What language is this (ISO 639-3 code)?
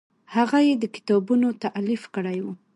pus